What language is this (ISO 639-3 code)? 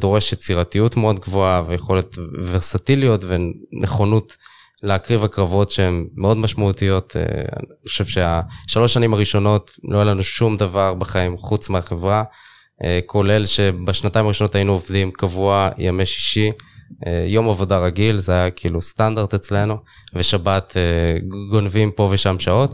heb